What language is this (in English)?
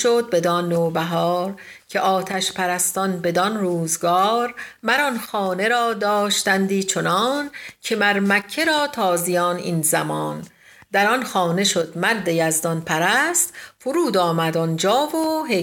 Persian